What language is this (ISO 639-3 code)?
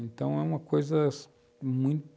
por